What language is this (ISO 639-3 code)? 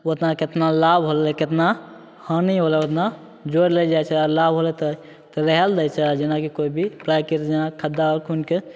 mai